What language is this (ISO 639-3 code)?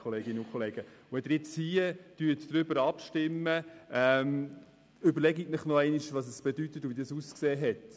gsw